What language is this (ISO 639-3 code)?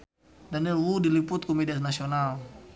sun